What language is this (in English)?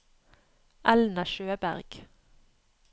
Norwegian